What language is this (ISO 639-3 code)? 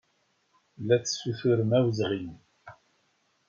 kab